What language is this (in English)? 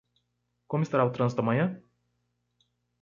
Portuguese